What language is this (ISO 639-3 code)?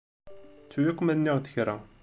kab